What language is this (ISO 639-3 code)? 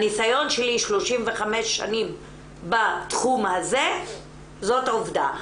heb